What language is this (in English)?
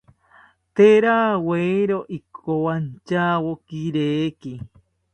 South Ucayali Ashéninka